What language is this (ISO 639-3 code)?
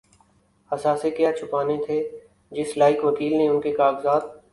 urd